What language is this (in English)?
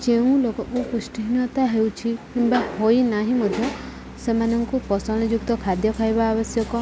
Odia